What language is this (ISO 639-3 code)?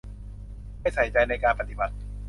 tha